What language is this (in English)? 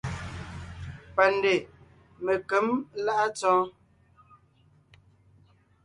Ngiemboon